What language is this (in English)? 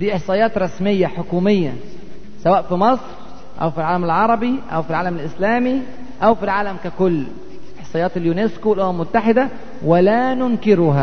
Arabic